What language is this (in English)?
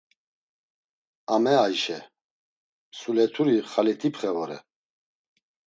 Laz